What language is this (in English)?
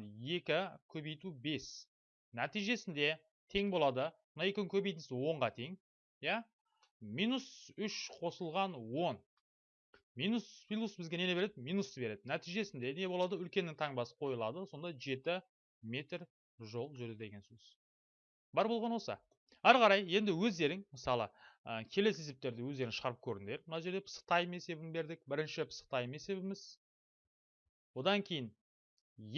Turkish